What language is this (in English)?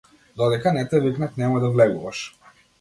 Macedonian